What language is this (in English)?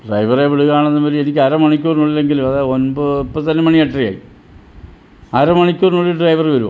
Malayalam